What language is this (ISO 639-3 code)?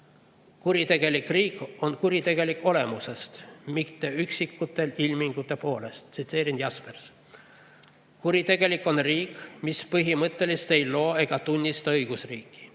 est